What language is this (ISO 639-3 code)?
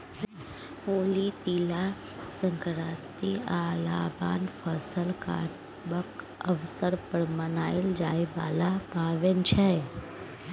mai